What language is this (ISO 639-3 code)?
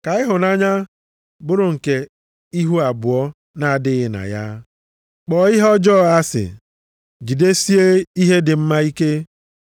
ibo